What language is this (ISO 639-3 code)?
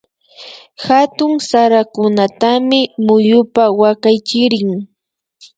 qvi